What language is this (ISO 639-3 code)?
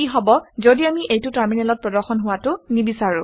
asm